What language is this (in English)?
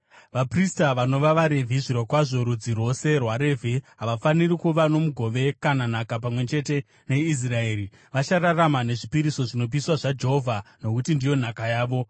Shona